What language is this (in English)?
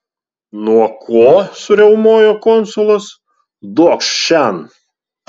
Lithuanian